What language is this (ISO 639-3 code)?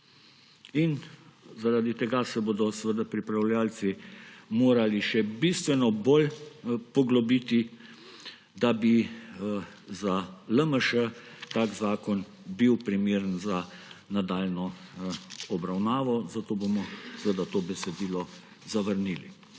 slv